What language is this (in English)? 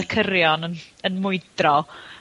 Welsh